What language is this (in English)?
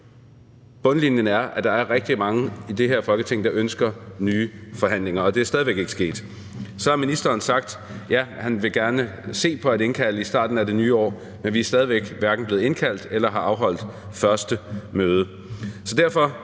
Danish